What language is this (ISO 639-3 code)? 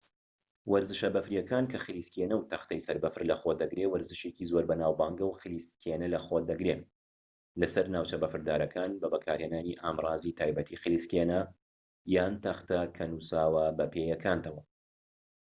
ckb